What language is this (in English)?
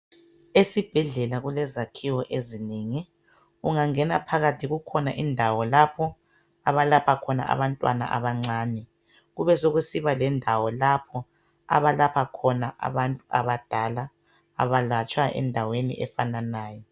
North Ndebele